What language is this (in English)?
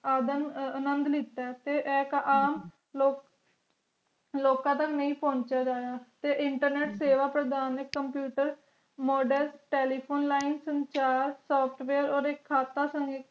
Punjabi